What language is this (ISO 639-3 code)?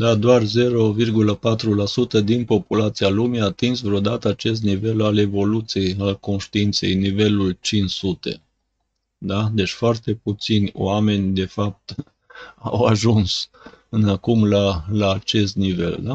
ron